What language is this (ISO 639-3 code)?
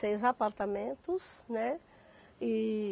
por